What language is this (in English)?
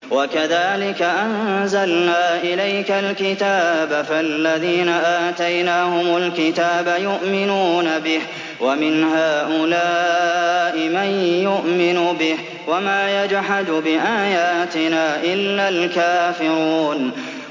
Arabic